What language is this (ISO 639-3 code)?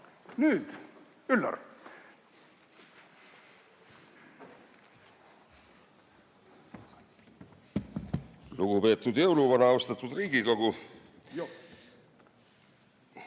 est